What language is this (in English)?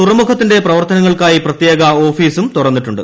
Malayalam